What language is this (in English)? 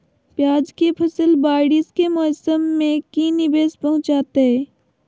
Magahi